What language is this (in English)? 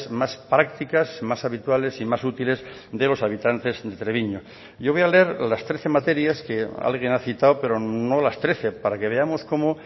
Spanish